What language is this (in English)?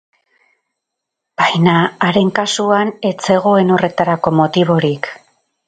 Basque